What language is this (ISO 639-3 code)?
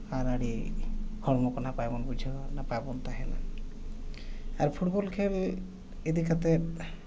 sat